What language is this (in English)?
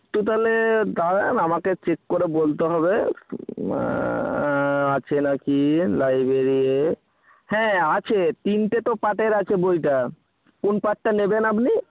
Bangla